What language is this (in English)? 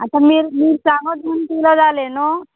Konkani